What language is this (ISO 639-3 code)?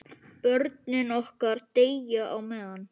isl